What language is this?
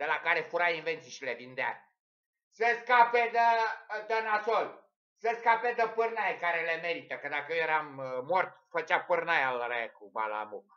Romanian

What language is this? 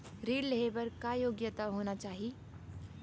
Chhattisgarhi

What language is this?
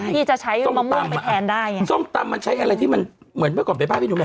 Thai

